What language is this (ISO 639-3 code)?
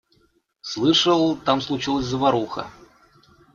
rus